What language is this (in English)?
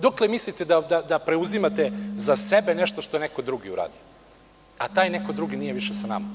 Serbian